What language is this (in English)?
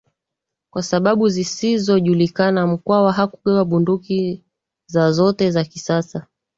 Swahili